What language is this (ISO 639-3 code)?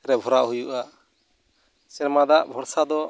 sat